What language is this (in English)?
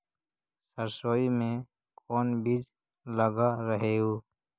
Magahi